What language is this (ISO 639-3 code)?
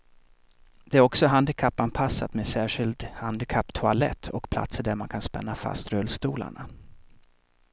swe